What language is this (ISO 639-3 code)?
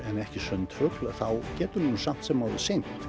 isl